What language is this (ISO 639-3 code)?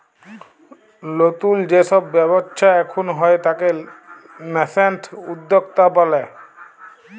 ben